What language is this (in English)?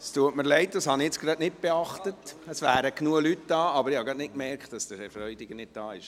Swiss German